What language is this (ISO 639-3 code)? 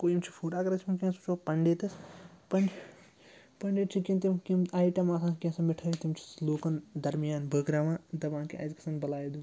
kas